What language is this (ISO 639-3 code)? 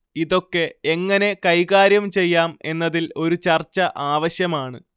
mal